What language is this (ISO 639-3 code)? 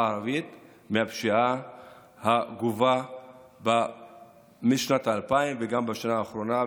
heb